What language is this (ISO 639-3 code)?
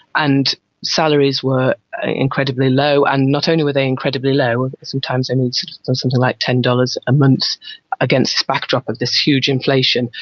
eng